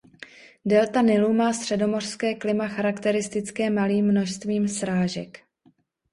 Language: Czech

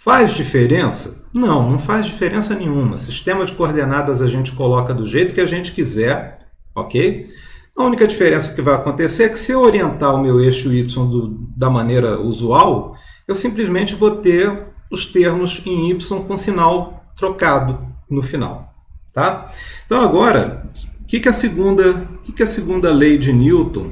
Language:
Portuguese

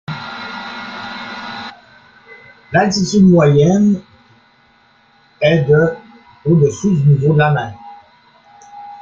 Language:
French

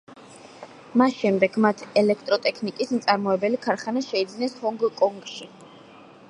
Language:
Georgian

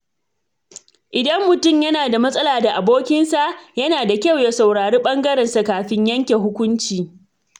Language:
Hausa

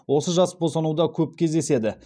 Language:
Kazakh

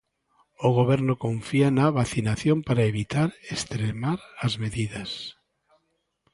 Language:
Galician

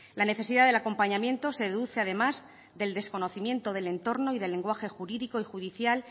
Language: Spanish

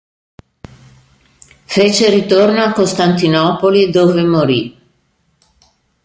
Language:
Italian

